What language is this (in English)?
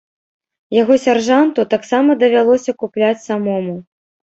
Belarusian